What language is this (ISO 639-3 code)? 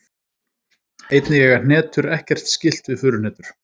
isl